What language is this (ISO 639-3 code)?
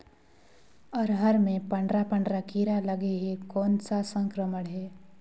hne